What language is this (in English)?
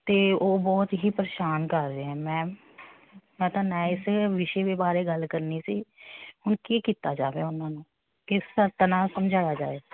Punjabi